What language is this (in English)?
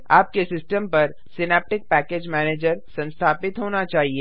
Hindi